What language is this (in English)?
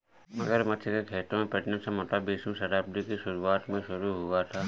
Hindi